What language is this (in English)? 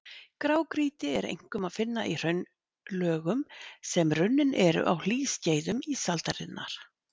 Icelandic